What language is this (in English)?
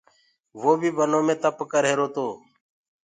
Gurgula